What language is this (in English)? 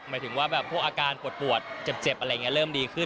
Thai